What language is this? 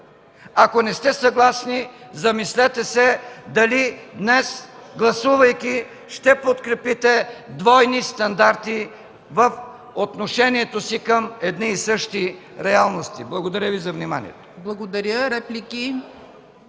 Bulgarian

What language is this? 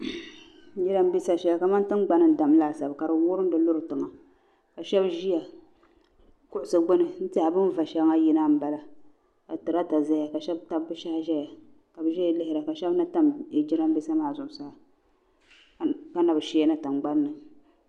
Dagbani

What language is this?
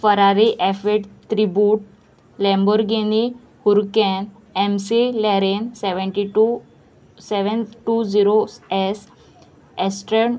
Konkani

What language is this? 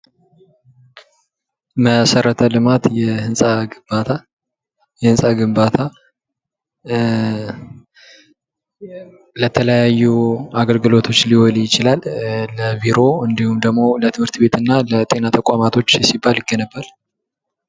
Amharic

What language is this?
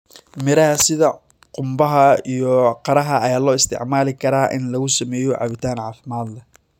Somali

